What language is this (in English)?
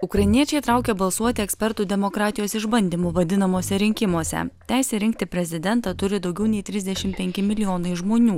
Lithuanian